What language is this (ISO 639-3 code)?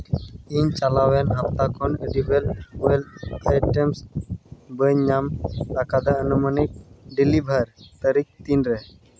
sat